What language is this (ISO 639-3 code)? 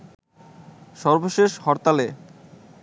ben